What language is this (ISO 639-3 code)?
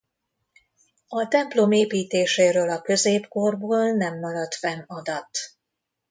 hun